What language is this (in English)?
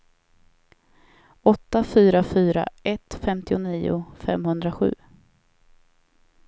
Swedish